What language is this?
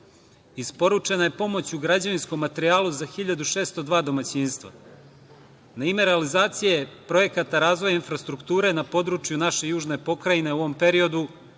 Serbian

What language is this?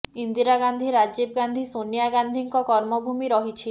Odia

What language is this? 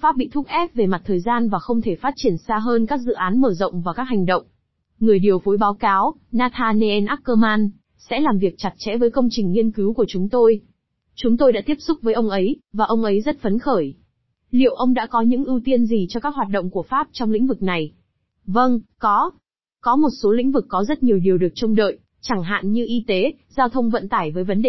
Vietnamese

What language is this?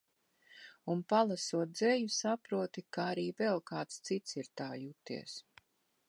Latvian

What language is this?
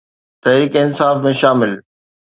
Sindhi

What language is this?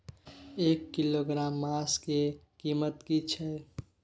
Maithili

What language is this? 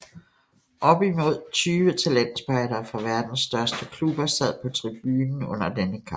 Danish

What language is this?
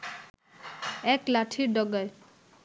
Bangla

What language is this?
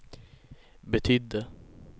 Swedish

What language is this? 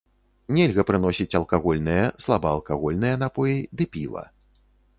Belarusian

